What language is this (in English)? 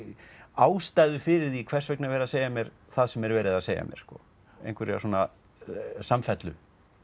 Icelandic